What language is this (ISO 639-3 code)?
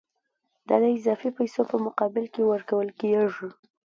pus